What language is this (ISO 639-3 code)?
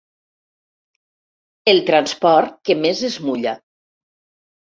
cat